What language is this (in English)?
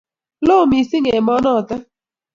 Kalenjin